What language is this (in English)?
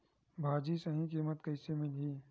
Chhattisgarhi